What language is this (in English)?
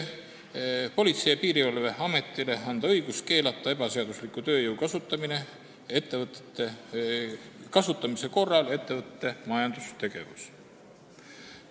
Estonian